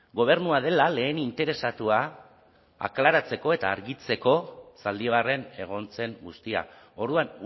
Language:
Basque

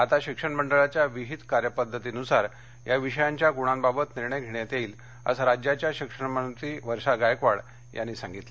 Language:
Marathi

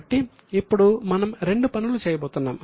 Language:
Telugu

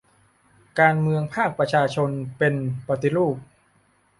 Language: Thai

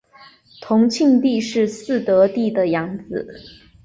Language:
Chinese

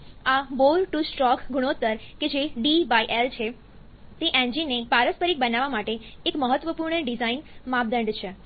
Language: Gujarati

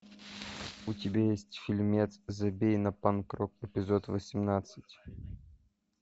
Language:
Russian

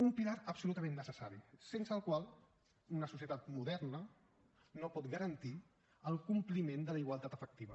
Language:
Catalan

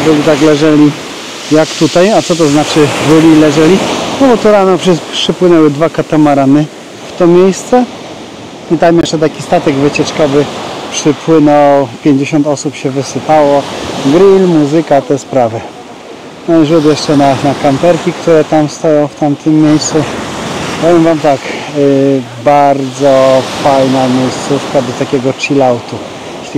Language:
Polish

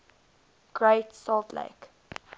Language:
English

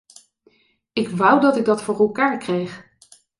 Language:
Dutch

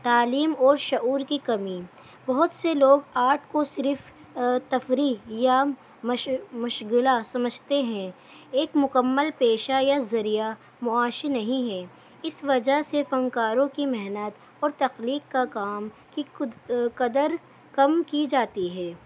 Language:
Urdu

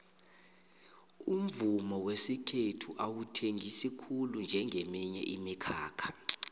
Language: South Ndebele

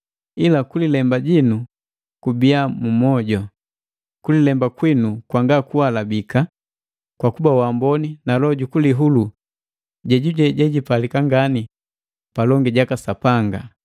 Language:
Matengo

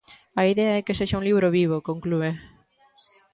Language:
Galician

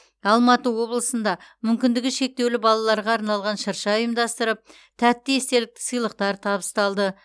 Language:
Kazakh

